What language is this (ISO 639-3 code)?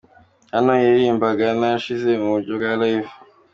kin